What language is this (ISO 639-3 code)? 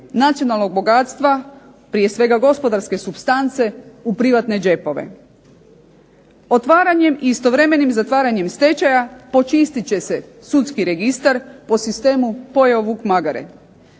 hrv